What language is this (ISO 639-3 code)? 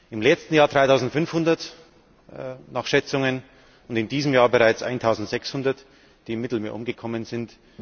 deu